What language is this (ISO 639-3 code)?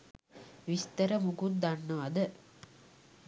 sin